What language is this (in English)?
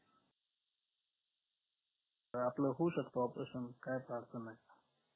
Marathi